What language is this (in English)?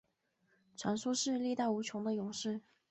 Chinese